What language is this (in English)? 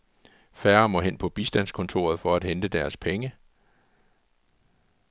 Danish